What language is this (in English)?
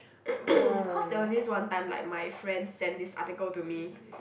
English